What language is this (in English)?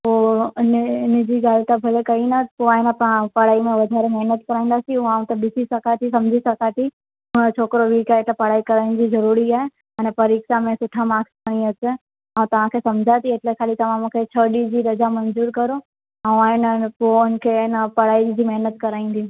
Sindhi